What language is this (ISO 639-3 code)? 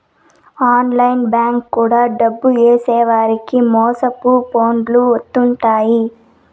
tel